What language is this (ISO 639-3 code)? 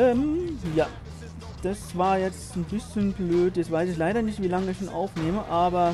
deu